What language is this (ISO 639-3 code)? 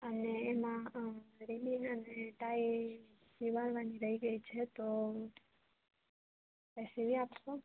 guj